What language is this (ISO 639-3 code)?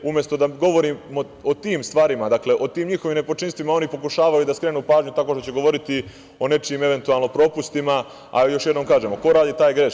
srp